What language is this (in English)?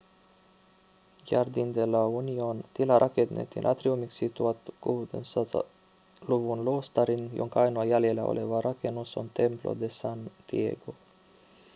Finnish